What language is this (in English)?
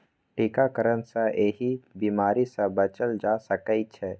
Maithili